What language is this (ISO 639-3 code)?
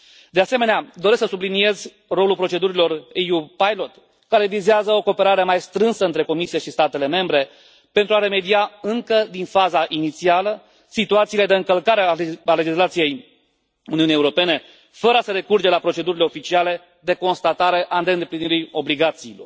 ron